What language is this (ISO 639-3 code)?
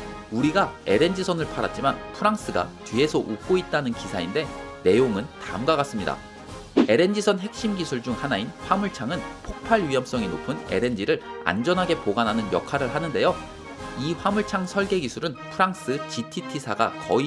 kor